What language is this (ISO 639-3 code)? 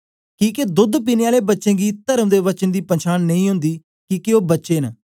doi